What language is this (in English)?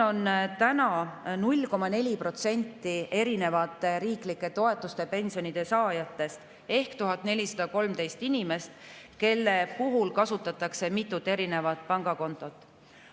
Estonian